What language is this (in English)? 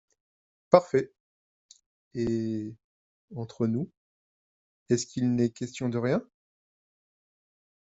French